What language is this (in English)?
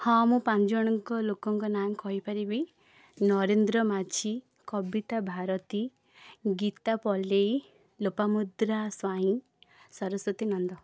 Odia